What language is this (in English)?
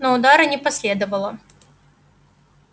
Russian